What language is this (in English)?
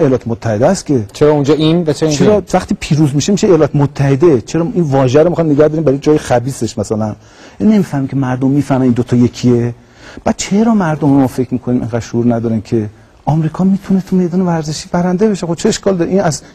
Persian